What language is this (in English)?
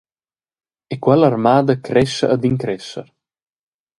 Romansh